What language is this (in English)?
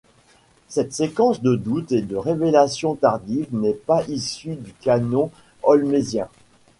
French